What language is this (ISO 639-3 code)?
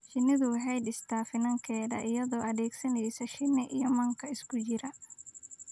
som